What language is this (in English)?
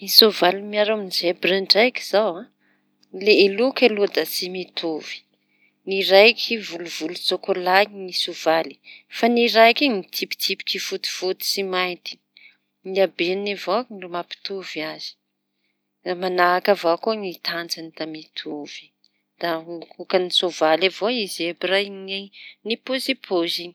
Tanosy Malagasy